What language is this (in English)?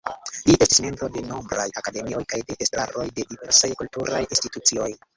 Esperanto